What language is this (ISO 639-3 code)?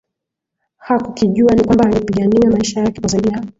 swa